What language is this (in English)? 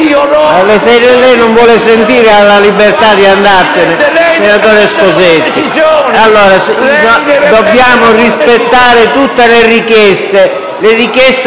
Italian